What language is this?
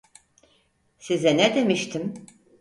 Turkish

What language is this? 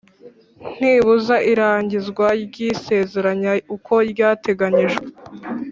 Kinyarwanda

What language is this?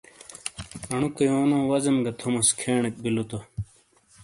Shina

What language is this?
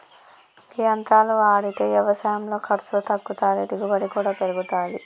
Telugu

